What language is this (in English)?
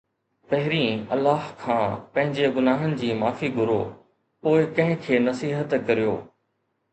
Sindhi